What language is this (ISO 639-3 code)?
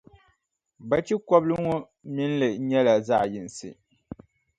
dag